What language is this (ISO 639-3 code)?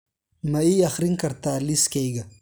som